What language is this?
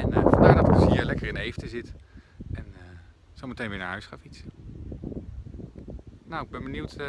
Dutch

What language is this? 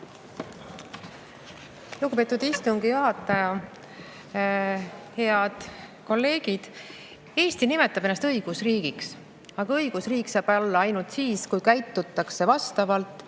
Estonian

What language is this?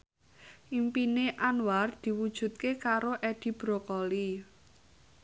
Javanese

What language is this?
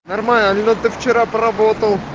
Russian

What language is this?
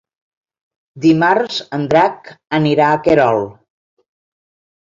Catalan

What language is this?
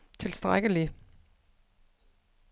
Danish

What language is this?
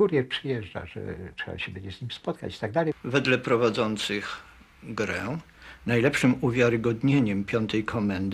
Polish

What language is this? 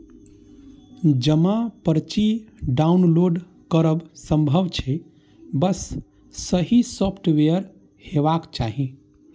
Maithili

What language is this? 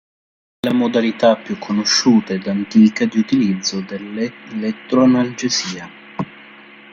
Italian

